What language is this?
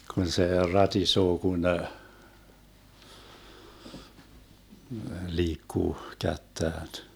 Finnish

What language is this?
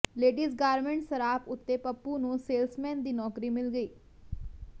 Punjabi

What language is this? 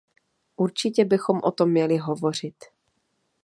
Czech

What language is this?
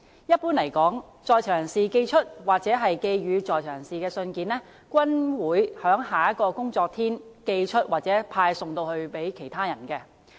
Cantonese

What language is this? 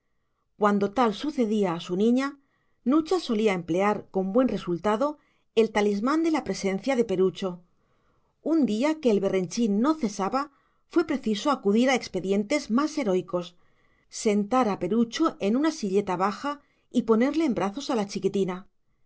Spanish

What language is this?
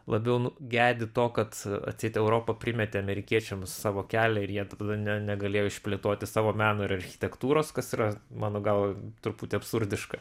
Lithuanian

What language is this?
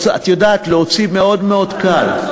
Hebrew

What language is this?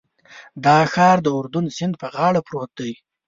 Pashto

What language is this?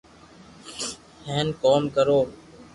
Loarki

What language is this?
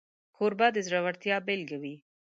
Pashto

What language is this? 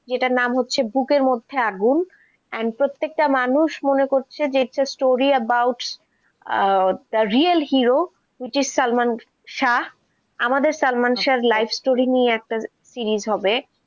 Bangla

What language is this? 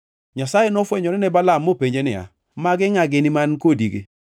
Luo (Kenya and Tanzania)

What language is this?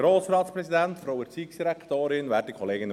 Swiss German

